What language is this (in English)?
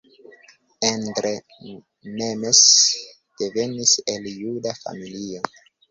Esperanto